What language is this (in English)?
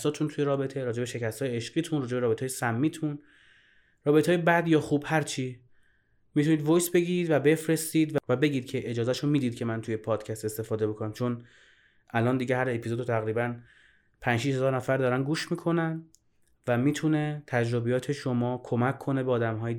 Persian